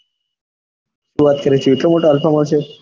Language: Gujarati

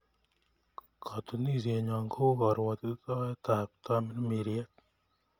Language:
Kalenjin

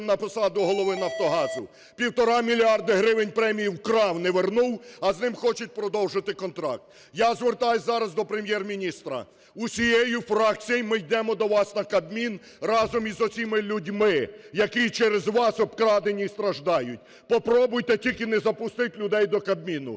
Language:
Ukrainian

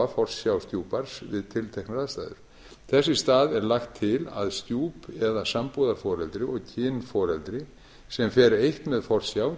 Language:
Icelandic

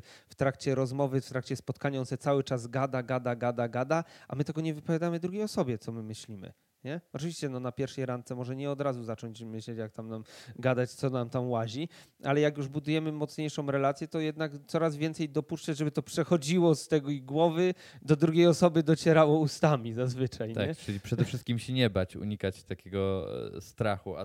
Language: Polish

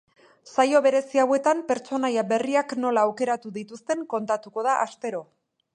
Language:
Basque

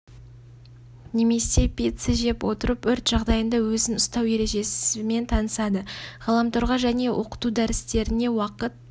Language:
Kazakh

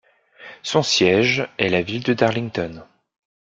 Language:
French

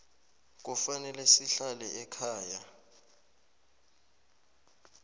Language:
South Ndebele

